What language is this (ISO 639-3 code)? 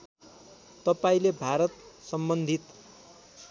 nep